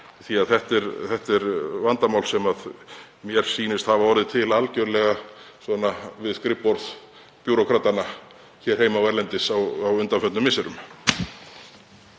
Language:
Icelandic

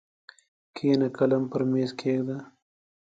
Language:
Pashto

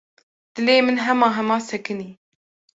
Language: Kurdish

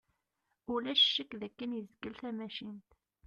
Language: Kabyle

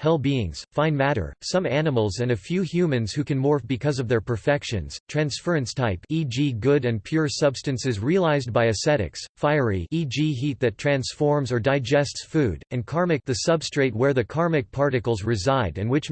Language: English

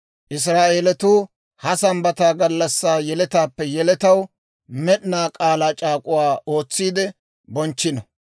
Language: Dawro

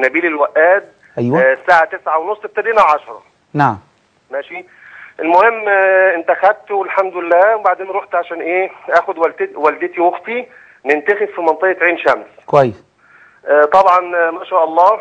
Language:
Arabic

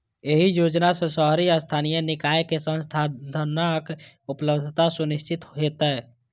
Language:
Maithili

